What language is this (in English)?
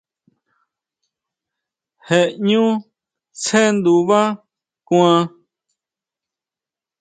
Huautla Mazatec